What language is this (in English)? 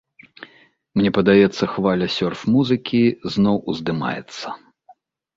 Belarusian